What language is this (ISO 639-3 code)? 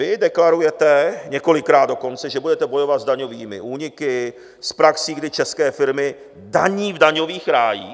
ces